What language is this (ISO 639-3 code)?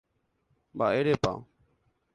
grn